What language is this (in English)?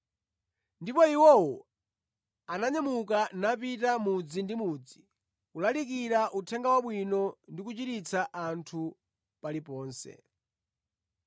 Nyanja